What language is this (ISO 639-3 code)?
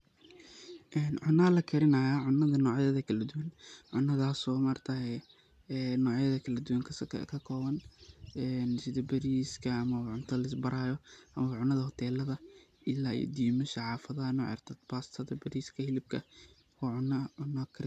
som